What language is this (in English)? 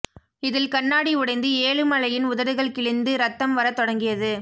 Tamil